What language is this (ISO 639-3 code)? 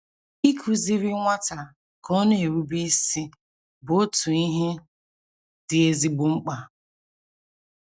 ibo